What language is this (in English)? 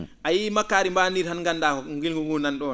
Fula